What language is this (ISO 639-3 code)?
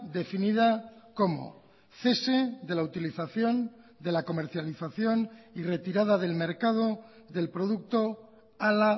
spa